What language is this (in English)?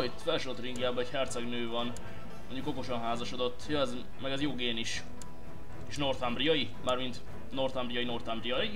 Hungarian